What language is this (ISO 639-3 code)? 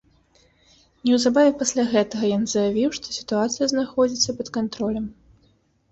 bel